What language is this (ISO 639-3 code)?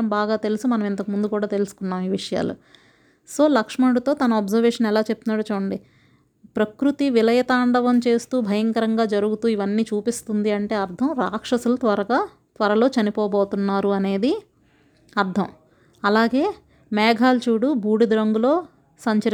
tel